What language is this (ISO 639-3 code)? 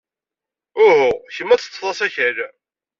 kab